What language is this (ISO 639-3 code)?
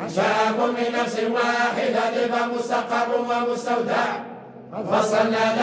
ara